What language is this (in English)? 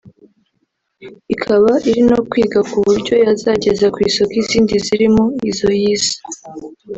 Kinyarwanda